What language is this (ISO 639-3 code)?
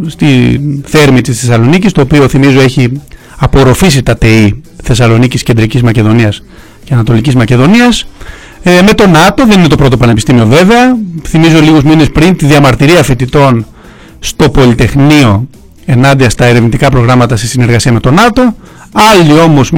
ell